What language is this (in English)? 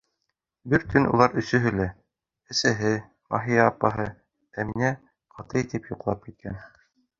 Bashkir